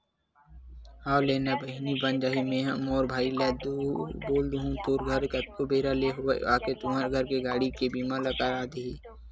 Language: Chhattisgarhi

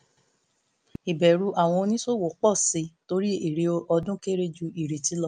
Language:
Yoruba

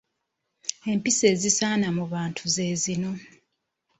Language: Ganda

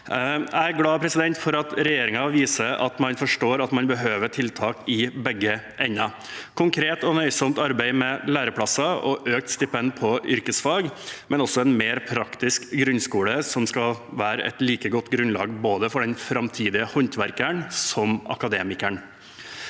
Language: Norwegian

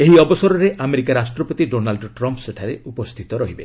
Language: Odia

